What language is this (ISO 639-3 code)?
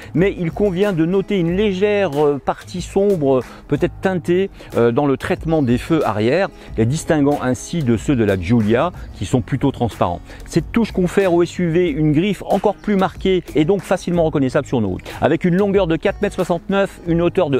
fra